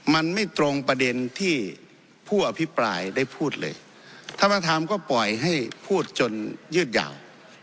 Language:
Thai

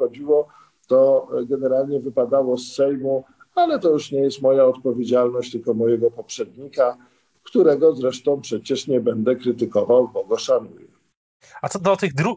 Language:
Polish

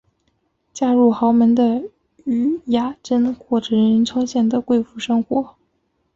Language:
Chinese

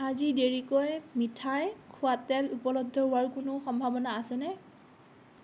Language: Assamese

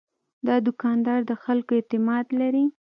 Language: Pashto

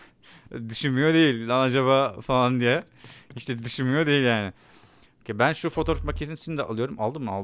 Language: Turkish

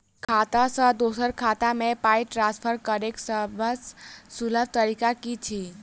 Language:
Maithili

